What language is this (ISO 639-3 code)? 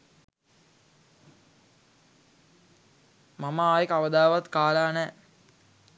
sin